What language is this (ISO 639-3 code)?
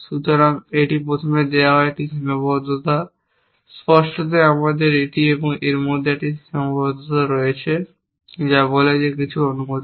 ben